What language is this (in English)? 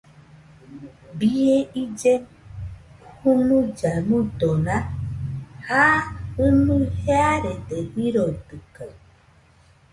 Nüpode Huitoto